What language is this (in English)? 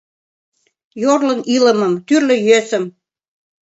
Mari